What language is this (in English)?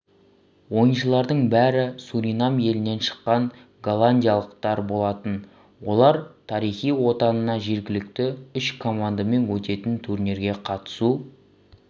Kazakh